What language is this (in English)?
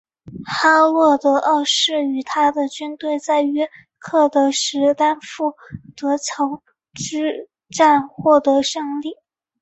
Chinese